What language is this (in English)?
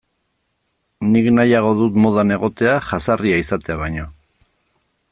Basque